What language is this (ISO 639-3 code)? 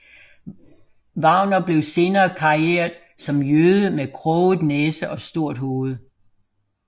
dan